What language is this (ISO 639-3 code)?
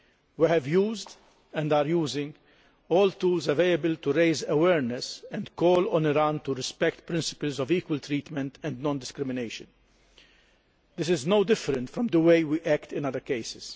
eng